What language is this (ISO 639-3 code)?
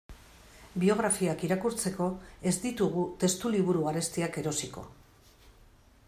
eus